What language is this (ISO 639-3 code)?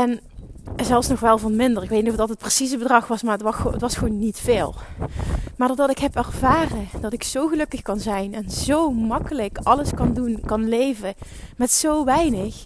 nld